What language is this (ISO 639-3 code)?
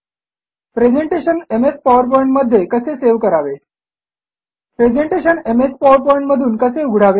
mar